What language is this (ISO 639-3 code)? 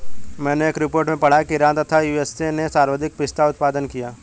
hin